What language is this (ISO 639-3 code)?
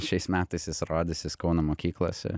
lit